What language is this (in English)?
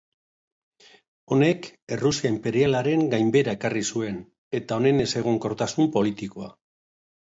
Basque